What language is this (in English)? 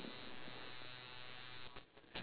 English